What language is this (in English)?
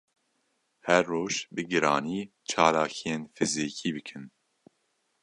Kurdish